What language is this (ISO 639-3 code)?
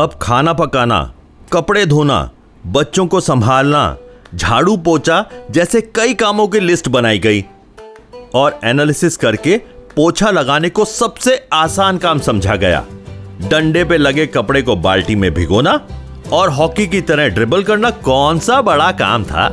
hin